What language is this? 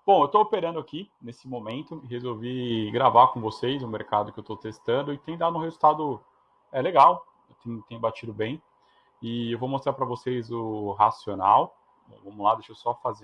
Portuguese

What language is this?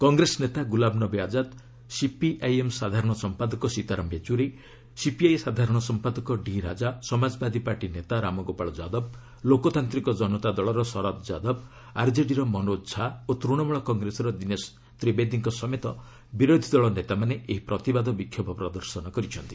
Odia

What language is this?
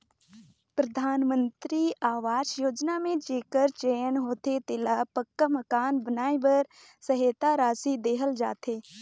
Chhattisgarhi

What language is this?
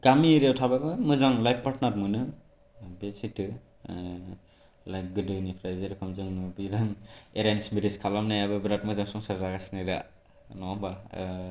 Bodo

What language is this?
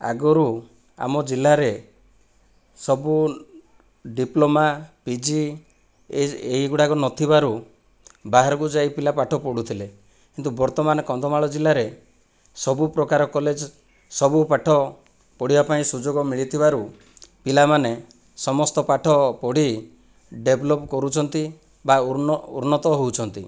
Odia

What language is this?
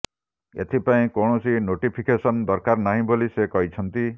Odia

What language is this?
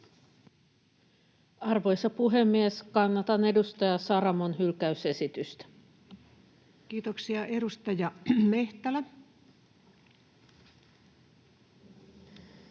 Finnish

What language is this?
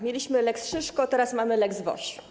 Polish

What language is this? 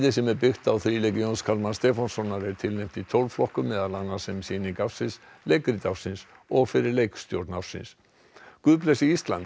Icelandic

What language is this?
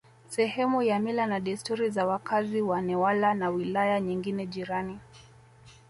Swahili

